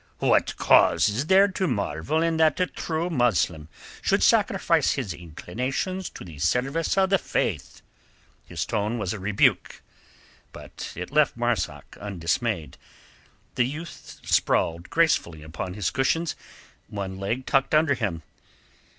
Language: English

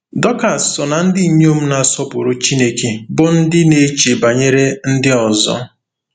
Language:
Igbo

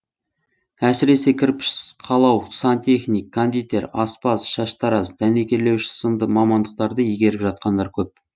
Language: Kazakh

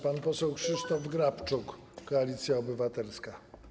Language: Polish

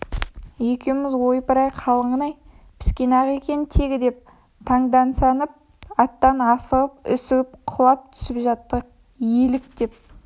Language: Kazakh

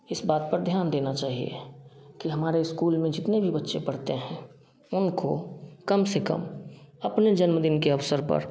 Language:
Hindi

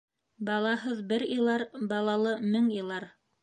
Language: Bashkir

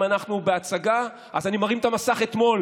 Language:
Hebrew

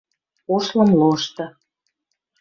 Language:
Western Mari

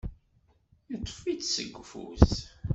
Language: Kabyle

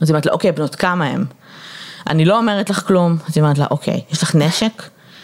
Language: Hebrew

